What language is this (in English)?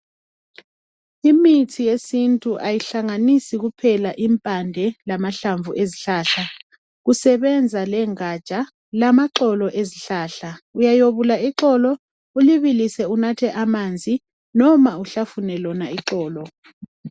North Ndebele